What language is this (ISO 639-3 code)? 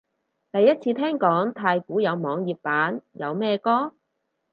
yue